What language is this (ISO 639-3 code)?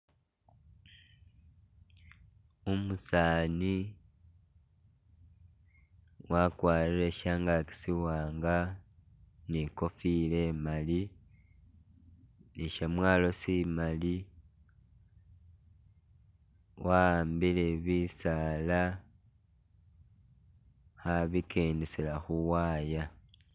myx